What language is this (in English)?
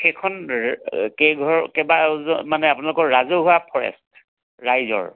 Assamese